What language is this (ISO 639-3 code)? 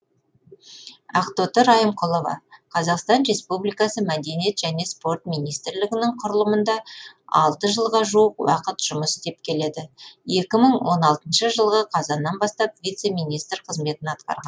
kaz